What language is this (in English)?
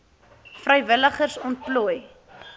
Afrikaans